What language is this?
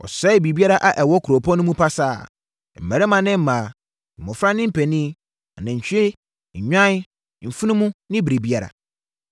Akan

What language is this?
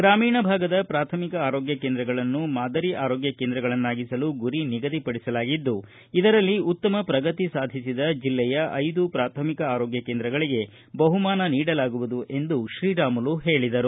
Kannada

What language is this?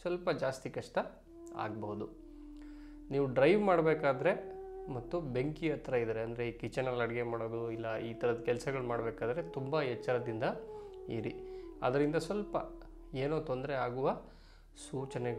Hindi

